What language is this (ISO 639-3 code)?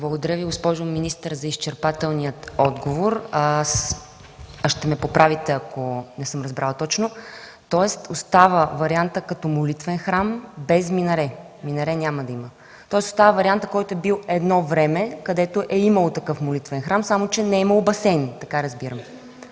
bul